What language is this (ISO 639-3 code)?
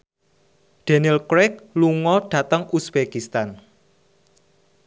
jav